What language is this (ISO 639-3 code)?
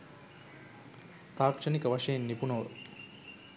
sin